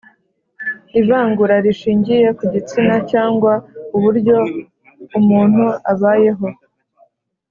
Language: Kinyarwanda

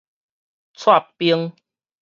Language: Min Nan Chinese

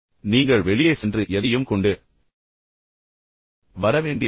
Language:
Tamil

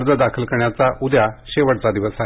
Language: Marathi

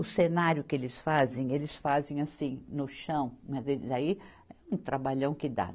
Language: Portuguese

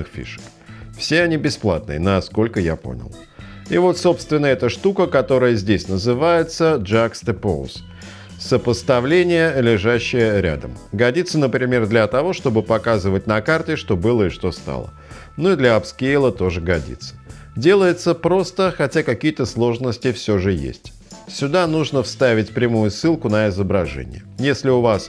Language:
Russian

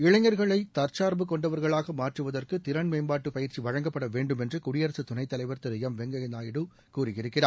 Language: Tamil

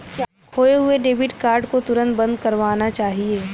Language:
Hindi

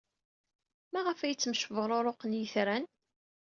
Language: Kabyle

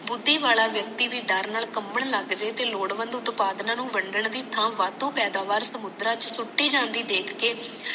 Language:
Punjabi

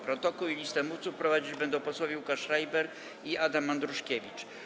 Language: Polish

